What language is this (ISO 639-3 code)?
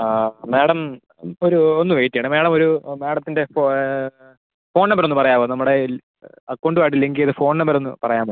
mal